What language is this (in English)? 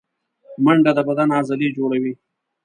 Pashto